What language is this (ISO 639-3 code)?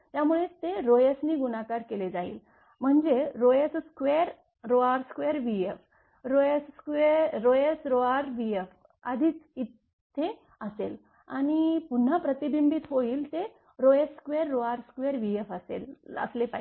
mar